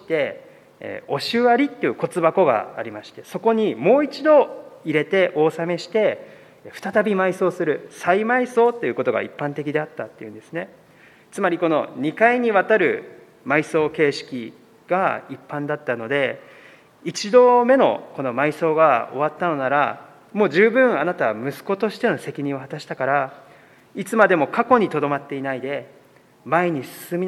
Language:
Japanese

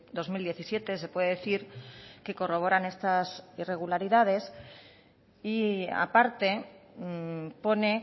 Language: Spanish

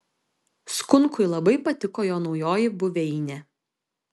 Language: Lithuanian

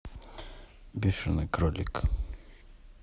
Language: Russian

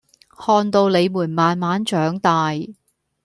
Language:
Cantonese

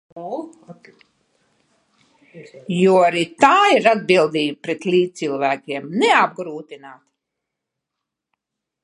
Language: Latvian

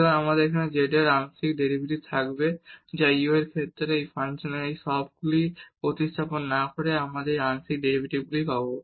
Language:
Bangla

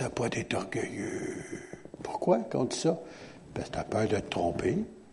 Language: French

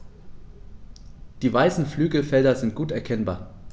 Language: German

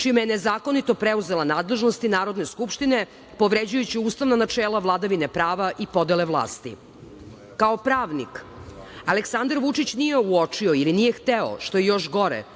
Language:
Serbian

